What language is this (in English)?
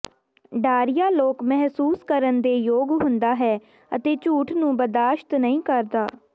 Punjabi